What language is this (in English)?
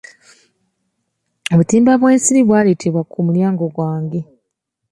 Ganda